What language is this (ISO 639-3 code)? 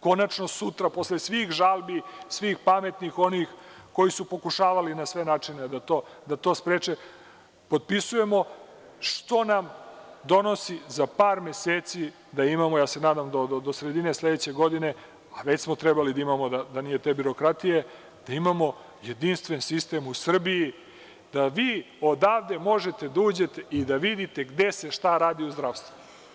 srp